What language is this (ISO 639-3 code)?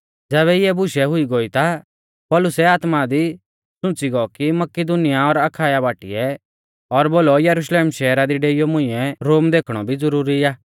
bfz